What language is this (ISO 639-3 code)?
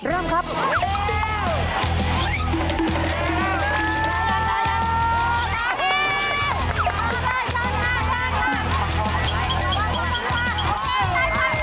tha